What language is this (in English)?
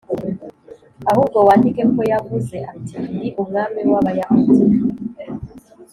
Kinyarwanda